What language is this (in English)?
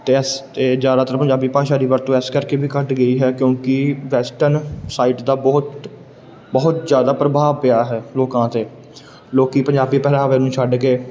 Punjabi